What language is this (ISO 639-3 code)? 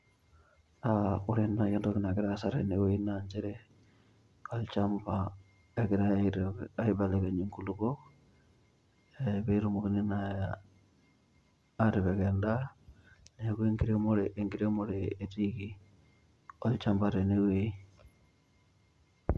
mas